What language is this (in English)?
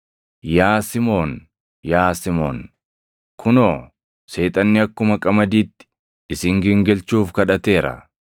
Oromo